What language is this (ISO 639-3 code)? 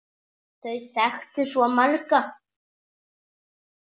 isl